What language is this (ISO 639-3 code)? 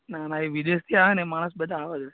guj